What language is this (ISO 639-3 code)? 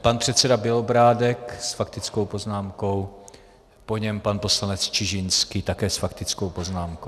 ces